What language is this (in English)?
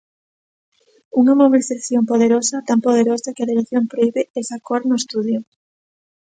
Galician